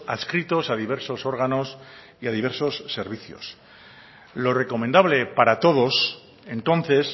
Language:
Spanish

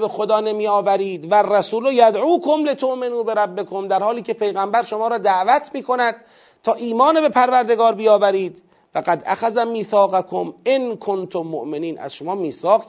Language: Persian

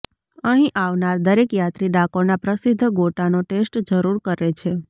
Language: Gujarati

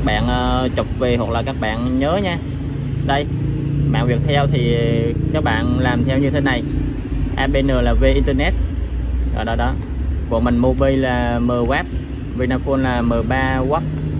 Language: Vietnamese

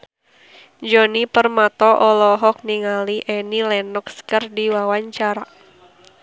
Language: Sundanese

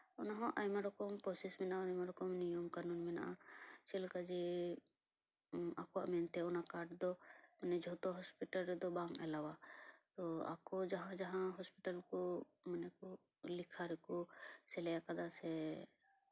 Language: Santali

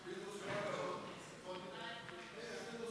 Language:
Hebrew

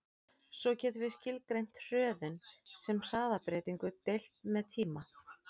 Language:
Icelandic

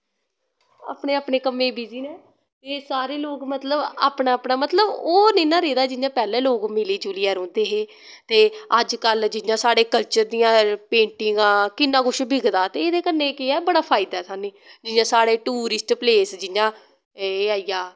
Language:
Dogri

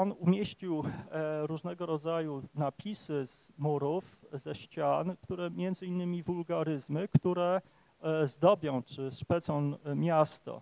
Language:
Polish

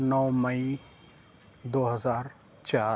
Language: Urdu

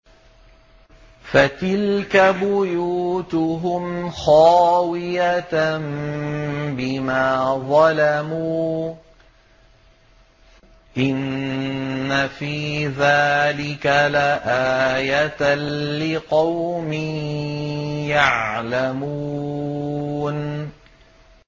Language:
Arabic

